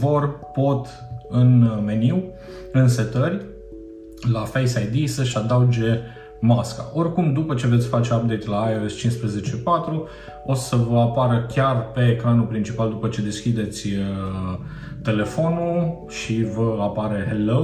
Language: Romanian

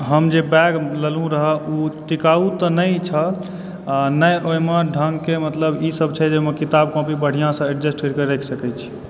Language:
Maithili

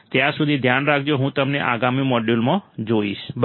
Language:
Gujarati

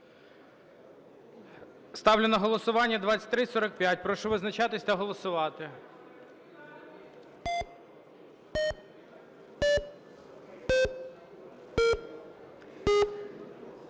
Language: Ukrainian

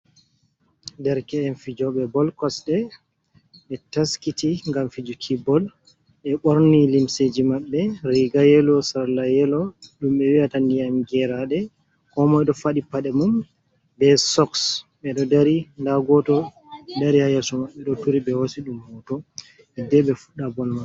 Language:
Fula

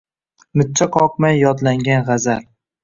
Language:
Uzbek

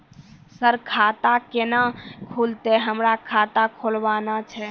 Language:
Maithili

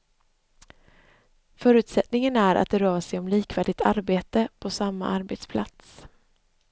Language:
Swedish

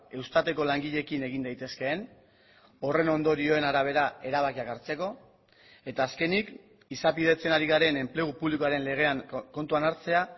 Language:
Basque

